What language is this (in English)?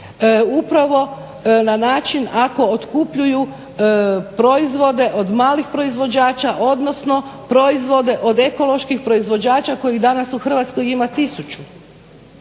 Croatian